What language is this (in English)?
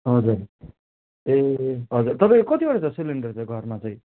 Nepali